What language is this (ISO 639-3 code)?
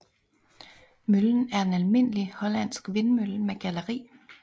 dan